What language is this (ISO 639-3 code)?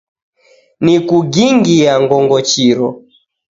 dav